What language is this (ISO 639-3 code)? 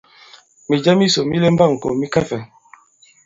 abb